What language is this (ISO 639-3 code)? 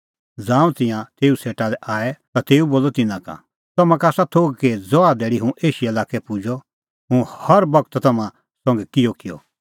kfx